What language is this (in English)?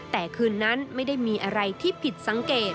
Thai